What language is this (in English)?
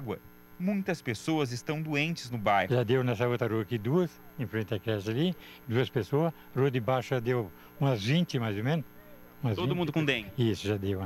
Portuguese